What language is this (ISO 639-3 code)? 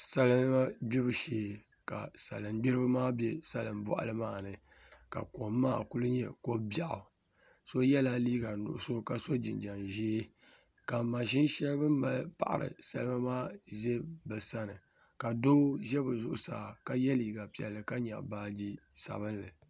dag